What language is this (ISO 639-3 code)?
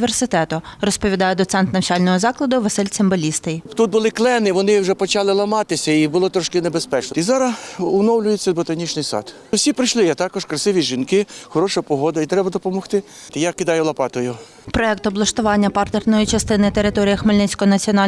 ukr